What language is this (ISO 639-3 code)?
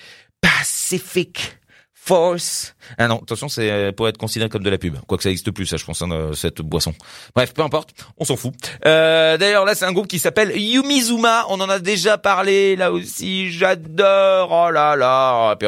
fra